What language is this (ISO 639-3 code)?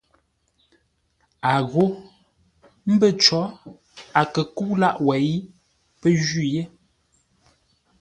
nla